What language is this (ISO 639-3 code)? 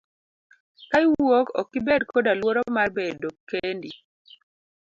luo